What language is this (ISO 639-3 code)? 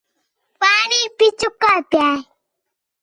xhe